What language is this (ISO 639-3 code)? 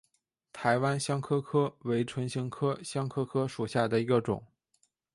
zho